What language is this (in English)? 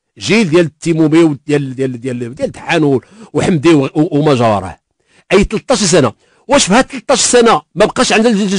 Arabic